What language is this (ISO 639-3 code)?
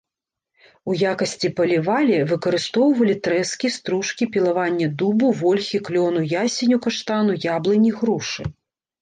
bel